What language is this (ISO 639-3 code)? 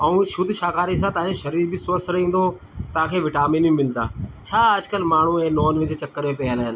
snd